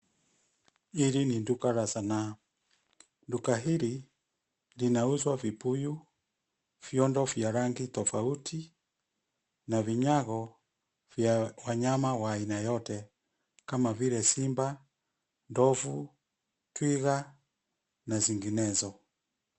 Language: Swahili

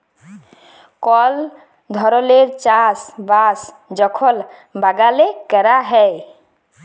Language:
Bangla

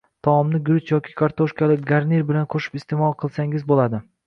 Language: Uzbek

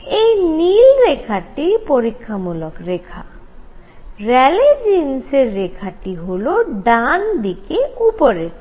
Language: Bangla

